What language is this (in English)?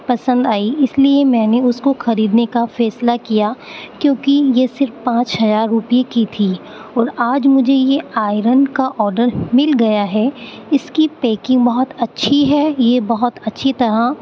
Urdu